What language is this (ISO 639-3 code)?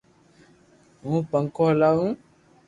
lrk